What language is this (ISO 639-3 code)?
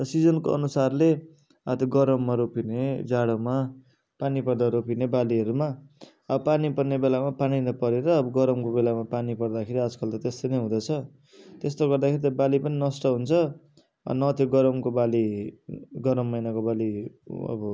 nep